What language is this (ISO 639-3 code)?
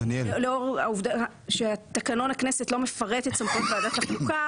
heb